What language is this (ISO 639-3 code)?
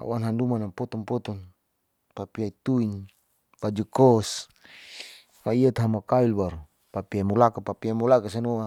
sau